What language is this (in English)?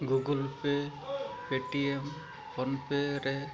Santali